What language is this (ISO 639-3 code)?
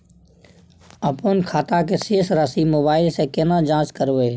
mai